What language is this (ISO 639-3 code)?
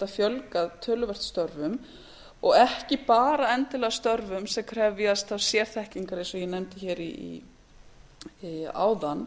isl